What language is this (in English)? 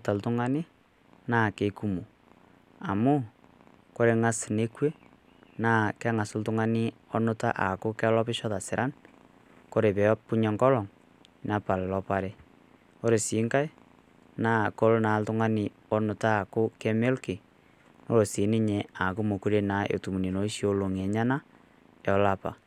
Masai